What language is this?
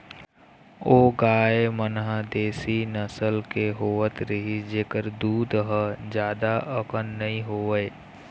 Chhattisgarhi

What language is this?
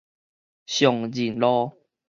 Min Nan Chinese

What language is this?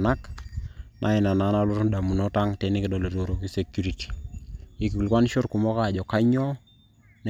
Masai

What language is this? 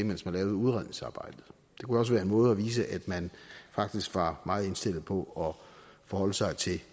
Danish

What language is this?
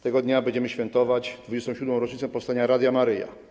Polish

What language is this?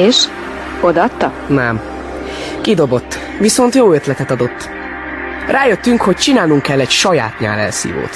Hungarian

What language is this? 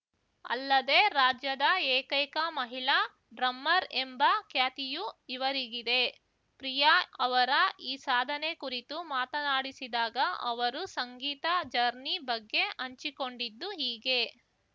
Kannada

